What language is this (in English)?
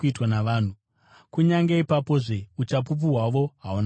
Shona